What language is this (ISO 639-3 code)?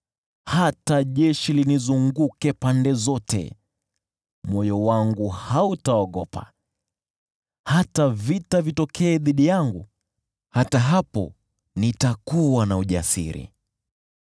swa